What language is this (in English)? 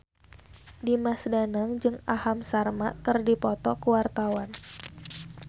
Sundanese